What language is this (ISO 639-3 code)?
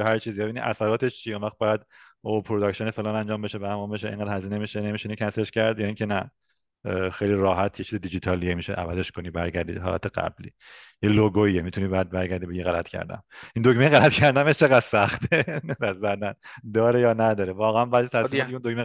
fas